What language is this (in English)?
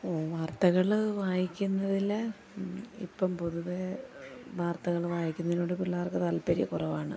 Malayalam